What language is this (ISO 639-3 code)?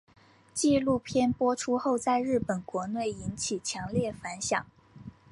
zho